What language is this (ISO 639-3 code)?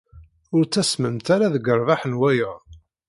kab